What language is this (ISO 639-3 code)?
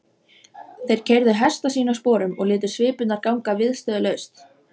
isl